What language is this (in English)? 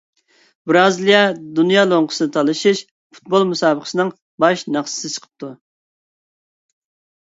Uyghur